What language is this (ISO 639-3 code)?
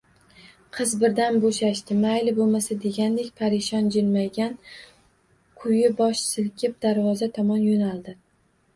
uzb